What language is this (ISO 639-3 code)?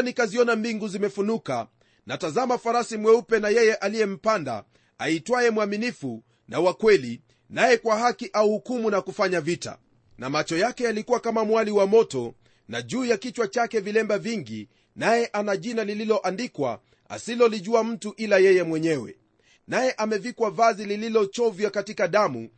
swa